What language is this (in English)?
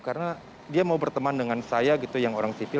Indonesian